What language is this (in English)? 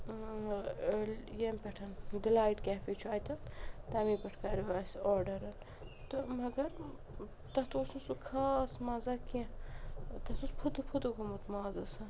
Kashmiri